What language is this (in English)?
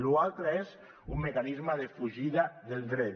Catalan